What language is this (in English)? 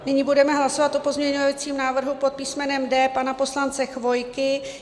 Czech